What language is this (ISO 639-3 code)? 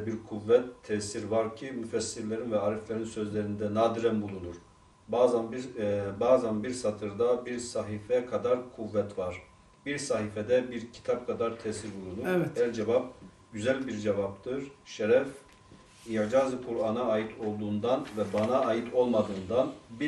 tur